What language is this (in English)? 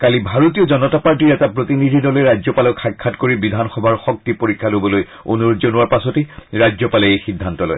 Assamese